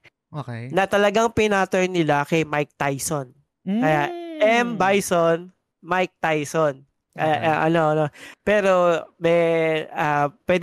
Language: Filipino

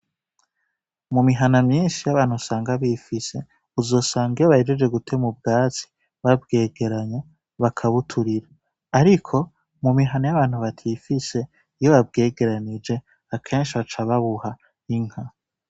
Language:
Rundi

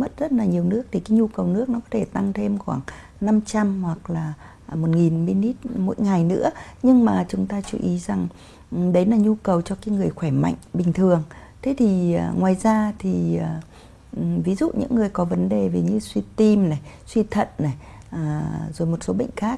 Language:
Vietnamese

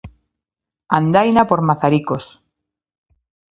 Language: Galician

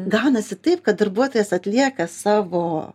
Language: Lithuanian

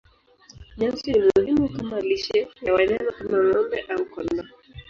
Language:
Swahili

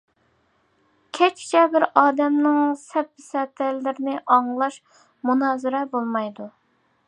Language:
Uyghur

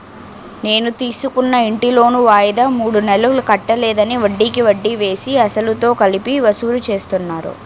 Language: Telugu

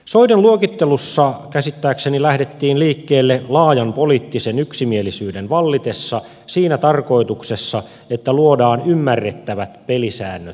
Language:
Finnish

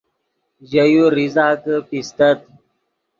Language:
Yidgha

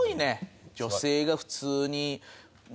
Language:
Japanese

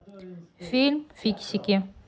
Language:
Russian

